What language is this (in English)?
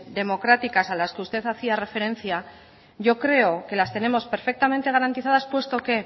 Spanish